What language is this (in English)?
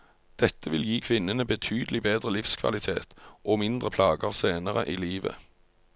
Norwegian